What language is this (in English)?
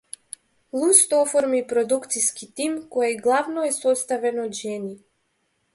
Macedonian